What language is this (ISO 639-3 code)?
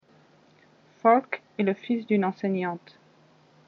fra